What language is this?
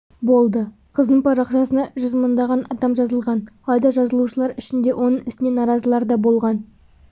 Kazakh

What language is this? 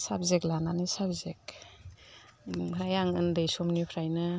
Bodo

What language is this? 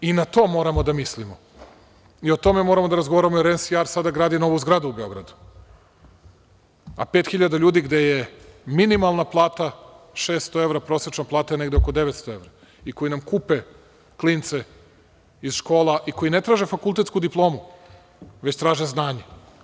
Serbian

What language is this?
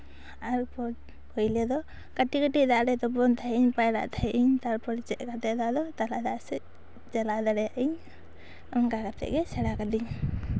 Santali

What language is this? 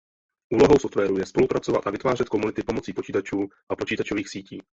Czech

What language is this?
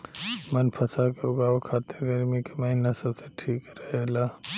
Bhojpuri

